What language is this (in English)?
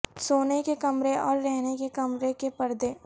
Urdu